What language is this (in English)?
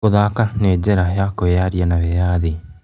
Kikuyu